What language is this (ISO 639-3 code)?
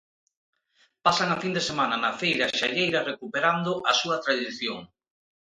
glg